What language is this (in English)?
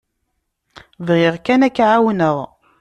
Kabyle